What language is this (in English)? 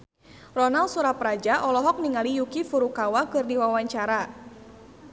Sundanese